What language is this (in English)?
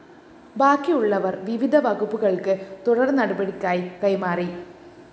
Malayalam